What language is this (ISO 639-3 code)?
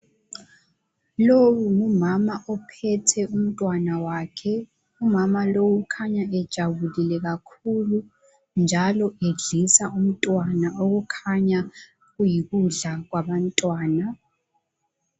nde